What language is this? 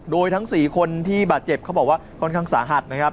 Thai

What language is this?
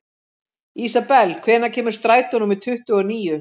Icelandic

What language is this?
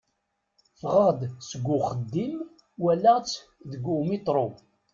Kabyle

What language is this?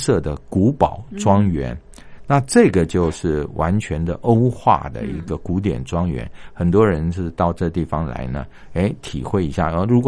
Chinese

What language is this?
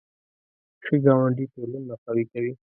Pashto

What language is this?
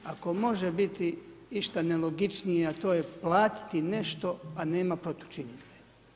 Croatian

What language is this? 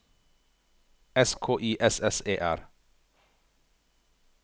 Norwegian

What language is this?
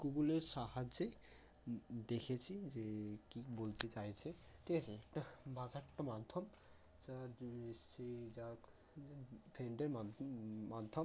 Bangla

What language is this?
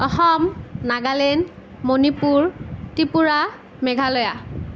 Assamese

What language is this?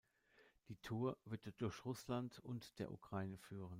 German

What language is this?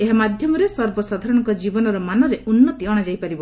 Odia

